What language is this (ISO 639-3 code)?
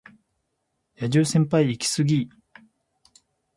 jpn